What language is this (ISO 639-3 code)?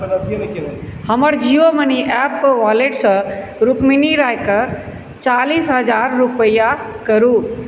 mai